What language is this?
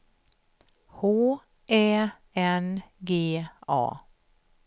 Swedish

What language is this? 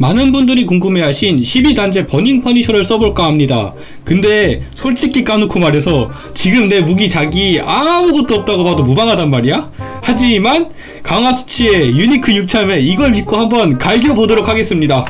Korean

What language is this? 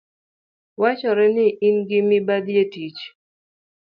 Luo (Kenya and Tanzania)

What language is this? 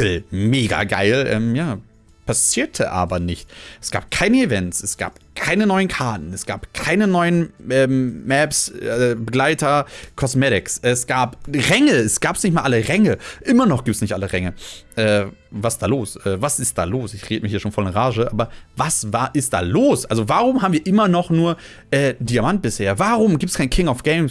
German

